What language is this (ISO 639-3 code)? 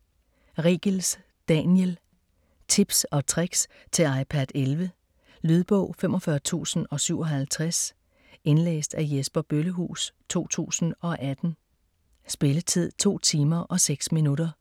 dan